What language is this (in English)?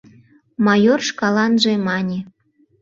Mari